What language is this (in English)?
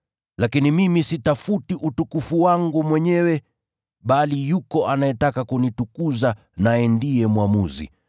Swahili